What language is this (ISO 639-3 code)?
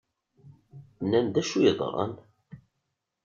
kab